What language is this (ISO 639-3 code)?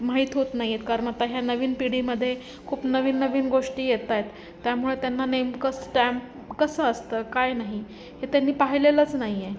mar